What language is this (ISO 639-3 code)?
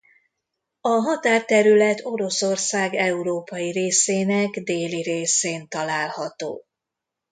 hun